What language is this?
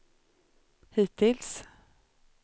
Swedish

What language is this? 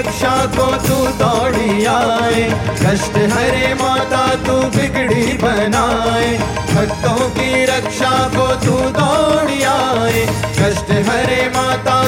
Hindi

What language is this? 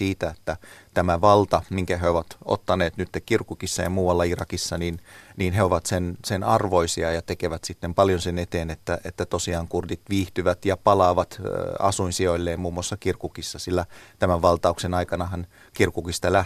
Finnish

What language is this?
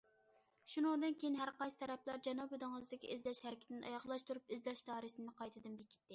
Uyghur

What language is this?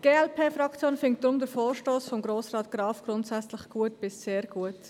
Swiss German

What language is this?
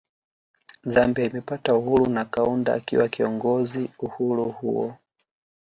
Swahili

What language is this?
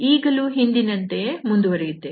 Kannada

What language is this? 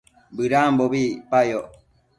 Matsés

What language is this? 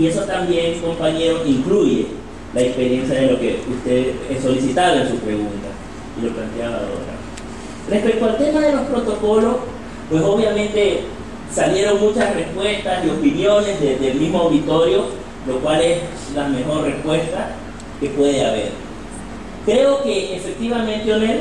Spanish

